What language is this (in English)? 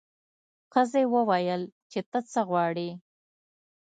Pashto